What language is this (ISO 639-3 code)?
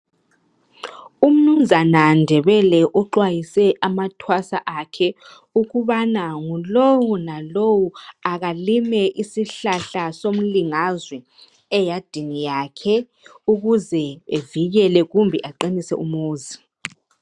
nde